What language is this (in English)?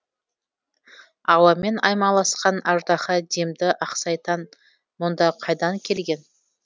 Kazakh